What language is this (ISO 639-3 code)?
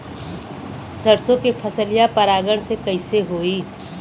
bho